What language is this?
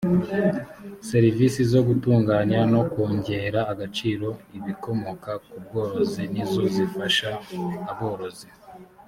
Kinyarwanda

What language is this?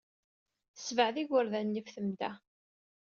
Kabyle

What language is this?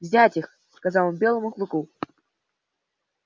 Russian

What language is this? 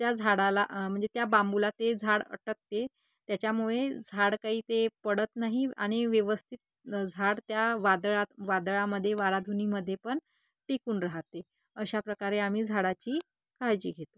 Marathi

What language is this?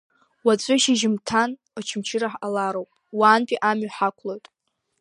Abkhazian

